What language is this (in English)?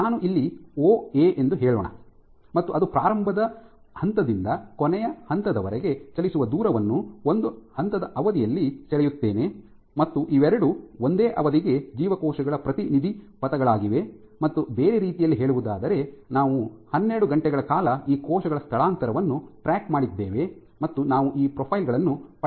Kannada